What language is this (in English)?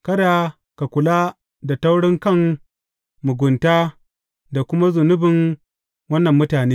Hausa